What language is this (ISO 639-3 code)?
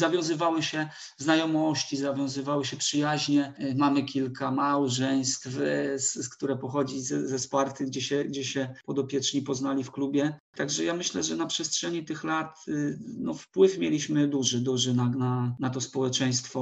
pol